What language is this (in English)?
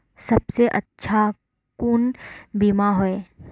Magahi